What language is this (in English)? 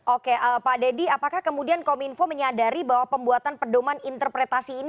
Indonesian